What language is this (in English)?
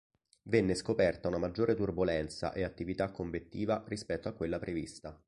Italian